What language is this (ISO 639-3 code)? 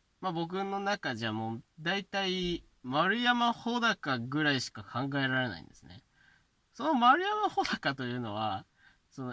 jpn